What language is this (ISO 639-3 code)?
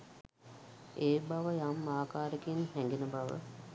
sin